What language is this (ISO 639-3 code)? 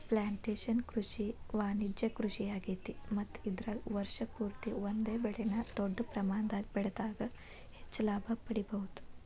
kan